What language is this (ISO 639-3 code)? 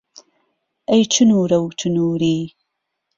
ckb